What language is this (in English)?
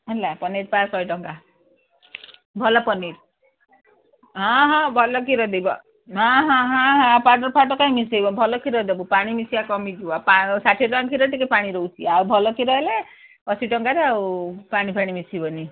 Odia